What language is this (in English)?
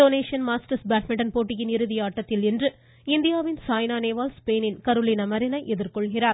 Tamil